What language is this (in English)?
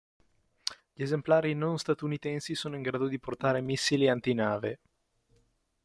Italian